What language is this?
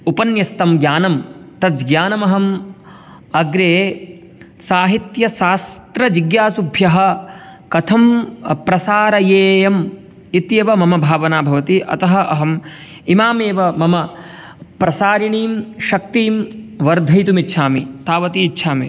Sanskrit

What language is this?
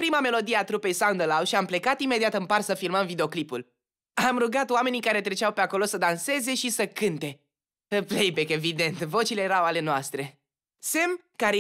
Romanian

